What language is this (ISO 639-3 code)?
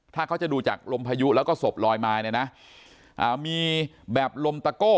tha